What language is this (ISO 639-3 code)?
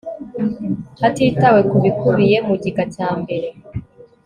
kin